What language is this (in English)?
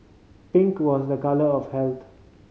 English